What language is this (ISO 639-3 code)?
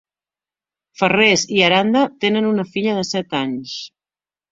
cat